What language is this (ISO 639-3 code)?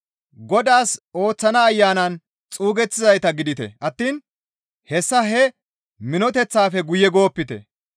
gmv